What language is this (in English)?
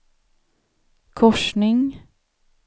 Swedish